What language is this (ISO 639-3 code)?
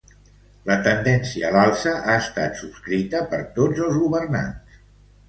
cat